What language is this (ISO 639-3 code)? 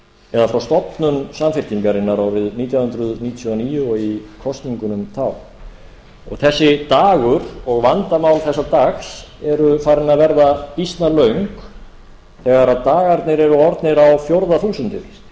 isl